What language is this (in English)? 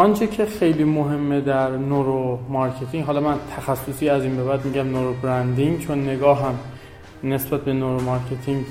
Persian